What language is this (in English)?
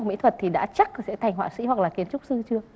Vietnamese